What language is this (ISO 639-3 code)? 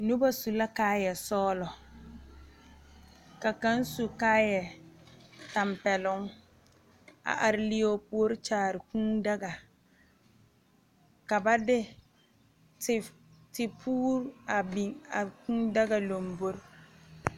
dga